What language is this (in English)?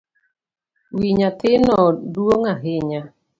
Luo (Kenya and Tanzania)